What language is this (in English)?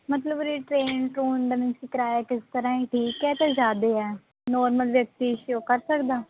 Punjabi